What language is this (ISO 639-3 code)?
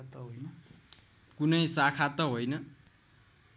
nep